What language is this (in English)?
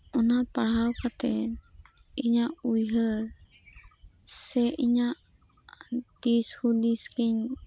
Santali